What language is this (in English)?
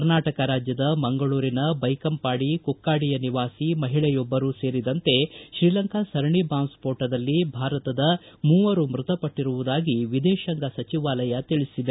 Kannada